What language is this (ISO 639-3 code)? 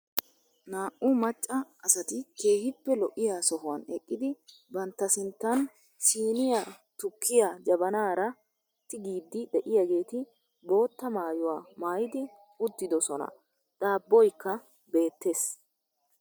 wal